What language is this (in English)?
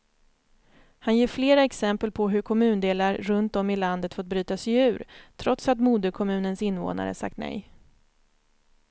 Swedish